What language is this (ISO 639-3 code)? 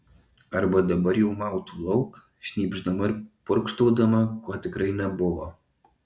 lit